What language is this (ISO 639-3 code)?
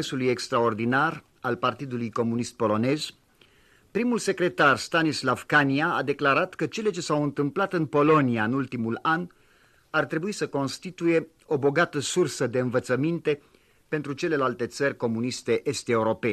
ron